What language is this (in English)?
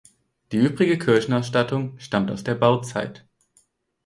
German